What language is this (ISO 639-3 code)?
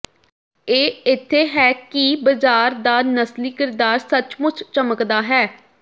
pan